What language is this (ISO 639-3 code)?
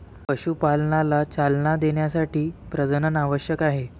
mar